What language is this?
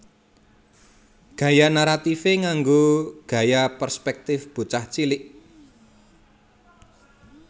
Javanese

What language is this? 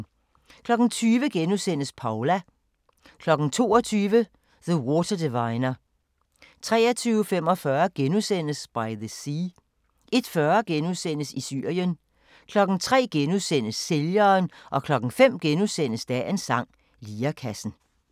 Danish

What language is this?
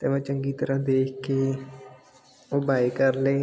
Punjabi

